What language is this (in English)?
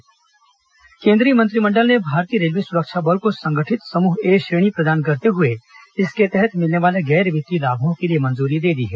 Hindi